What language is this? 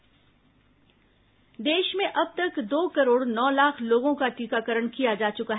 Hindi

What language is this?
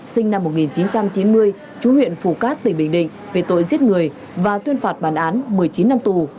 Vietnamese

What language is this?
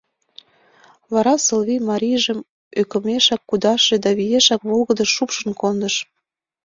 Mari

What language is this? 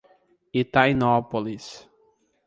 Portuguese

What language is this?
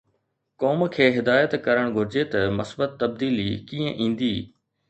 Sindhi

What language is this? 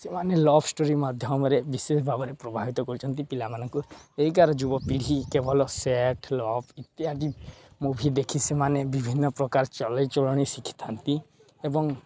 Odia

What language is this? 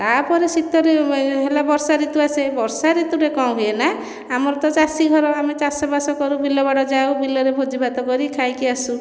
Odia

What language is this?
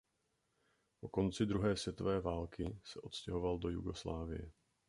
Czech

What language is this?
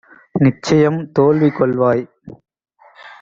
Tamil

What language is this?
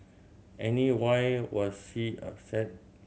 English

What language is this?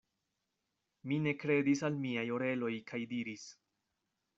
Esperanto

